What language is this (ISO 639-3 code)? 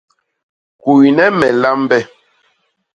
bas